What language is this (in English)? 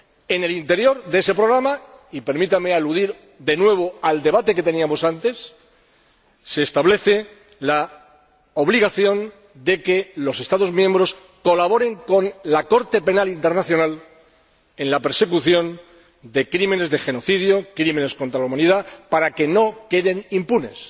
Spanish